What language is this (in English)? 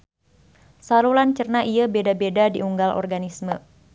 Sundanese